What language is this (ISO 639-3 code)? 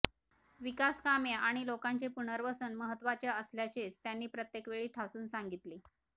mar